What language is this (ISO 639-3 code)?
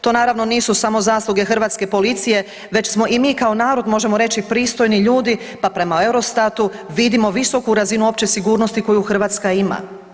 hrv